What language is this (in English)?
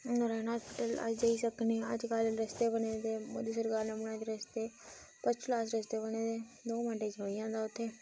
Dogri